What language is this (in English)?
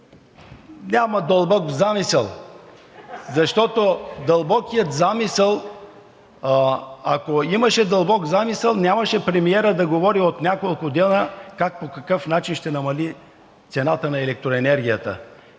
Bulgarian